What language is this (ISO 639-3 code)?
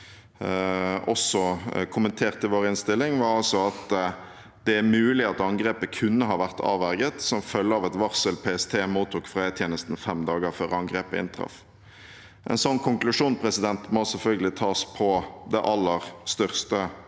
nor